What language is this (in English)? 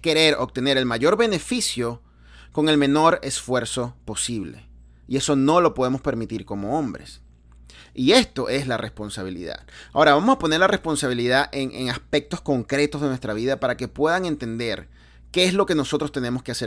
Spanish